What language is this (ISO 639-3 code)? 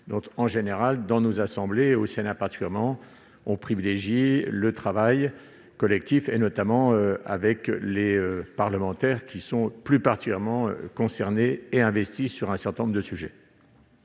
fra